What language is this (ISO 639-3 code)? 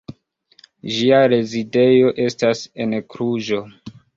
epo